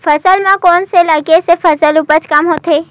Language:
Chhattisgarhi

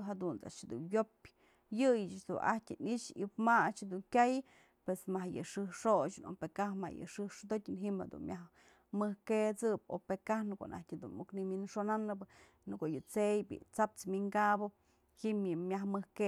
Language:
Mazatlán Mixe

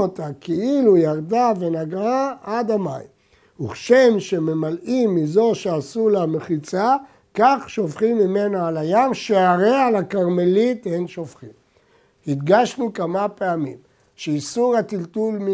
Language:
Hebrew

